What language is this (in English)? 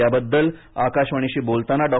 Marathi